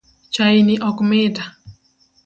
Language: Luo (Kenya and Tanzania)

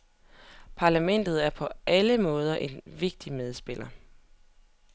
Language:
Danish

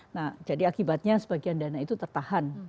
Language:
Indonesian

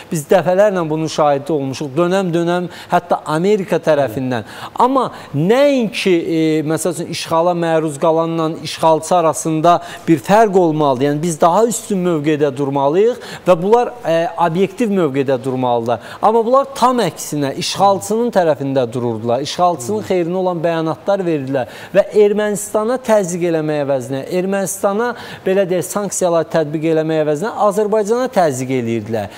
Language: Turkish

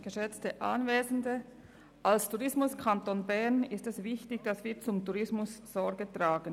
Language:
Swiss German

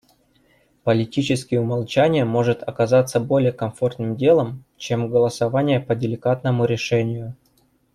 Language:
Russian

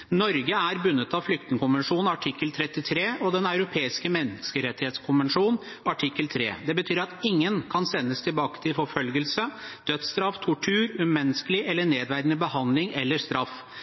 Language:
Norwegian Bokmål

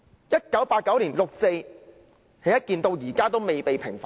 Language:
Cantonese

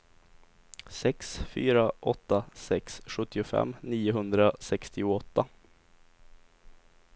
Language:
Swedish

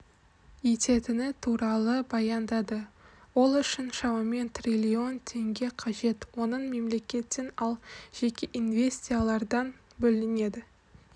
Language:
Kazakh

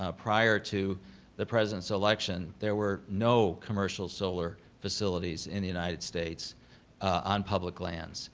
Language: English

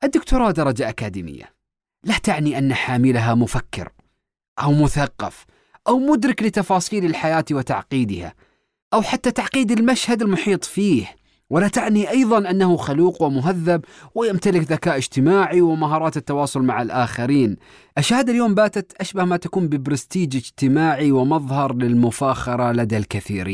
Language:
Arabic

